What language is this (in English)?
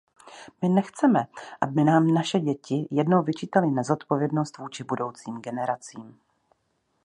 Czech